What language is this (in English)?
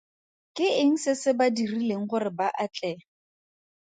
Tswana